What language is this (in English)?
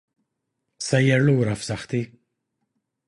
Maltese